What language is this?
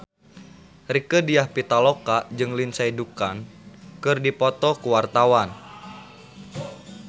Sundanese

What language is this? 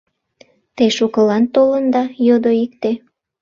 Mari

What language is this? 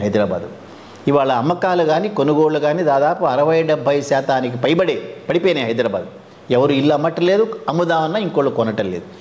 Telugu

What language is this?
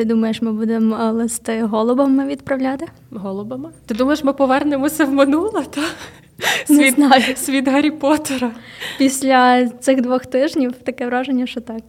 Ukrainian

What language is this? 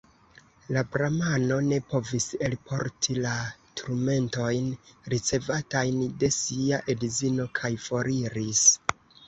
Esperanto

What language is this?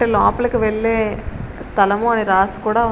Telugu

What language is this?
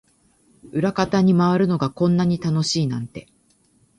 Japanese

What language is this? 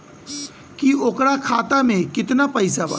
Bhojpuri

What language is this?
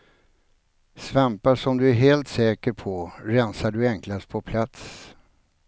Swedish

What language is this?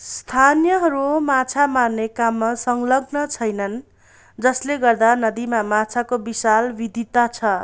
Nepali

